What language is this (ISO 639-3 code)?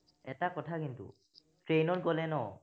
asm